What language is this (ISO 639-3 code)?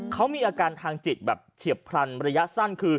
tha